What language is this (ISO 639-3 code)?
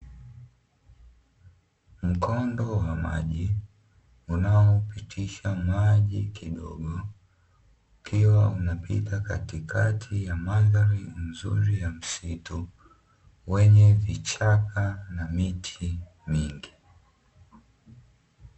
swa